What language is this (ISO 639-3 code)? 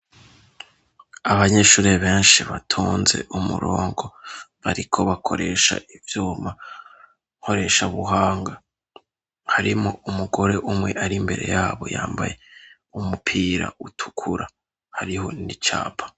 run